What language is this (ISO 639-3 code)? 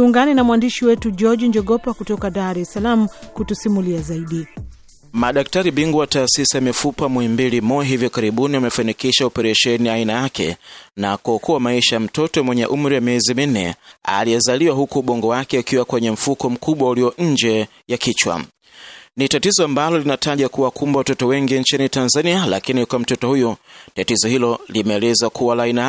swa